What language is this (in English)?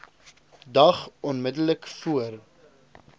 Afrikaans